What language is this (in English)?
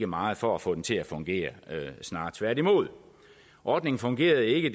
Danish